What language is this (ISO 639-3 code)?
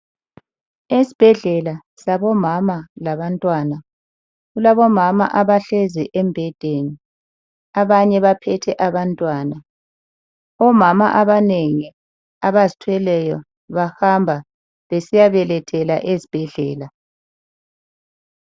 nde